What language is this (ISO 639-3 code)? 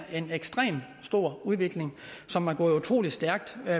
dan